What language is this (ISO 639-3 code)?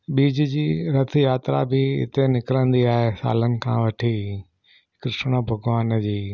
snd